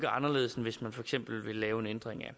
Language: Danish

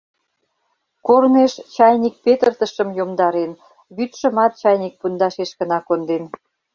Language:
Mari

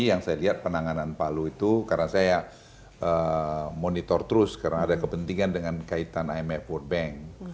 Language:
Indonesian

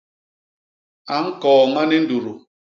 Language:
Basaa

